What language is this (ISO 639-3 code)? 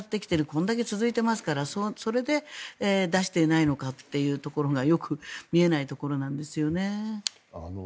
jpn